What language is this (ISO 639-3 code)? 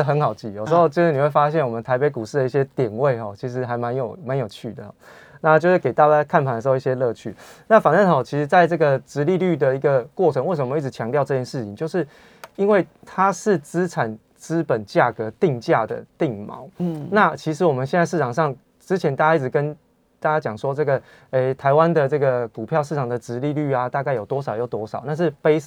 zho